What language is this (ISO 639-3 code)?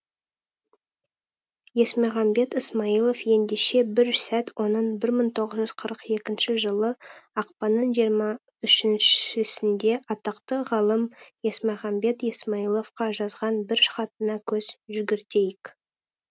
kaz